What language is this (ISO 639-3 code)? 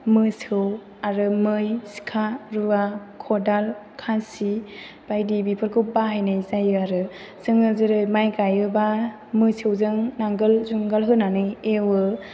brx